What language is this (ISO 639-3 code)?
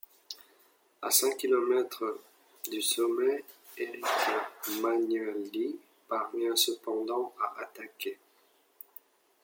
fra